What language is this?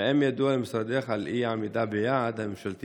Hebrew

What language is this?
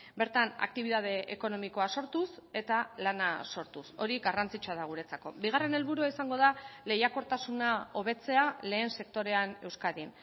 Basque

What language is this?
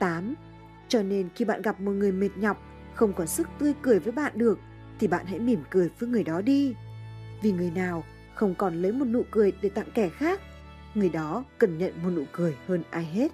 Vietnamese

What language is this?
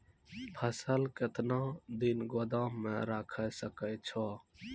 Maithili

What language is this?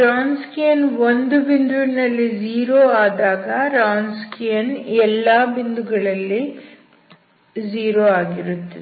Kannada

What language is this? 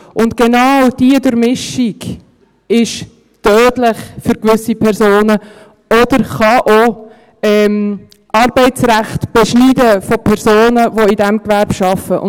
Swiss German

